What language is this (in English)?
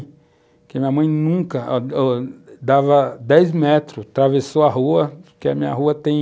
Portuguese